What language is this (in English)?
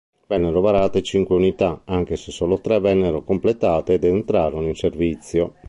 Italian